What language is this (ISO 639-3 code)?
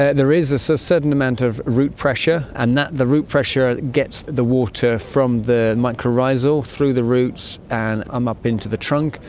eng